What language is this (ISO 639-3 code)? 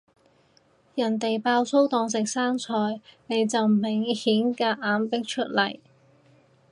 yue